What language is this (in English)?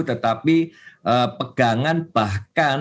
Indonesian